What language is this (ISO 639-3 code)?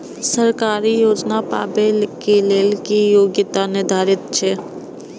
mai